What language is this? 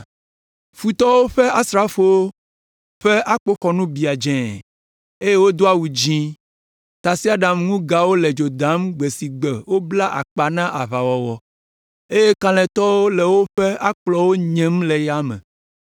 Ewe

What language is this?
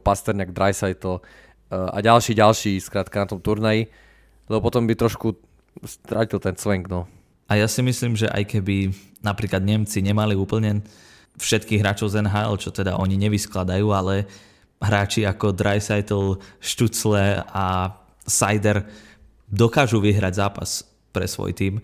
Slovak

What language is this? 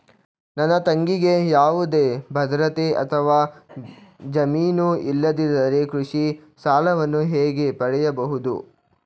Kannada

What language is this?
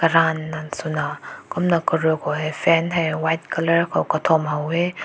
Rongmei Naga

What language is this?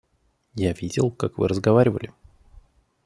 Russian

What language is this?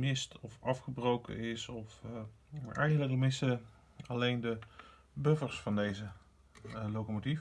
Dutch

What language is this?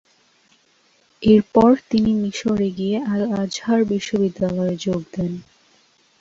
Bangla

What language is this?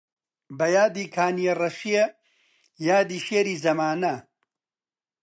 Central Kurdish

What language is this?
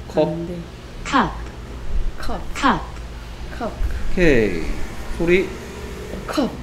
Korean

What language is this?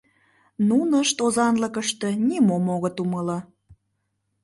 Mari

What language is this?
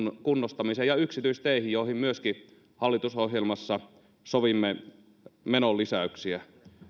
Finnish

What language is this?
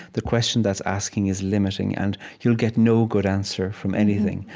English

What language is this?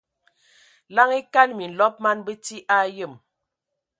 Ewondo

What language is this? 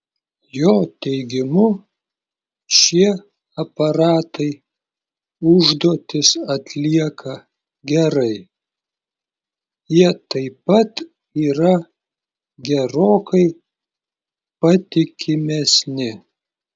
Lithuanian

